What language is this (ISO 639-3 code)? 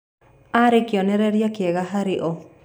kik